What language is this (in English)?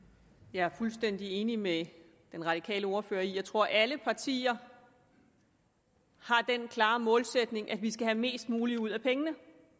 Danish